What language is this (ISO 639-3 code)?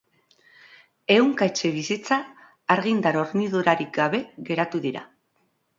eus